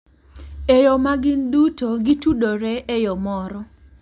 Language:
Luo (Kenya and Tanzania)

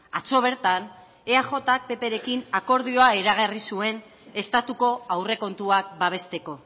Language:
Basque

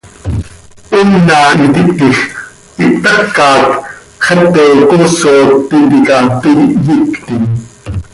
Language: Seri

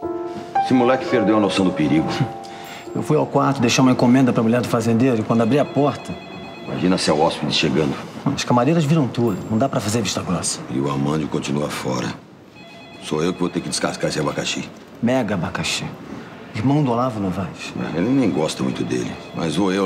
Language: Portuguese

